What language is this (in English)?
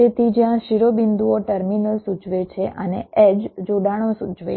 Gujarati